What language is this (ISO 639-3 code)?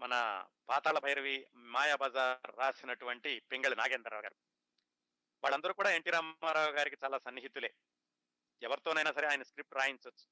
tel